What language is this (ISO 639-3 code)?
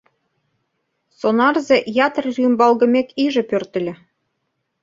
chm